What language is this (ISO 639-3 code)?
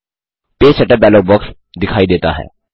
hin